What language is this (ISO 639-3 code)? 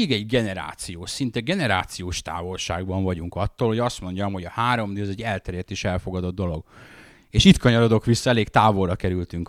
hun